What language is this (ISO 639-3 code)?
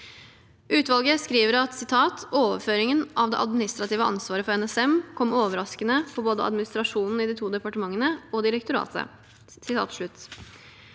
nor